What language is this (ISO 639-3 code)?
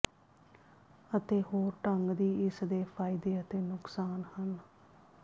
pan